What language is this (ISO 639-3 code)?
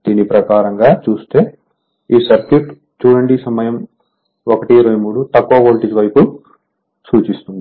tel